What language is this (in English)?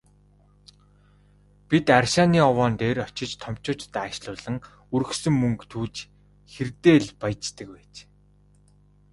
Mongolian